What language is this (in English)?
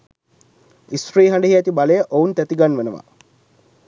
Sinhala